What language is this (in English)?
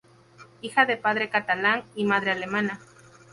Spanish